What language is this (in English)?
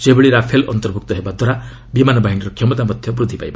Odia